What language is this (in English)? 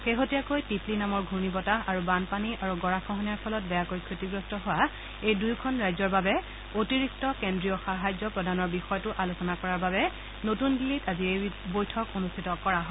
Assamese